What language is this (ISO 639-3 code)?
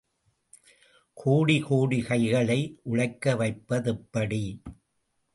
tam